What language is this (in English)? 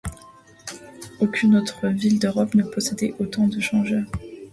French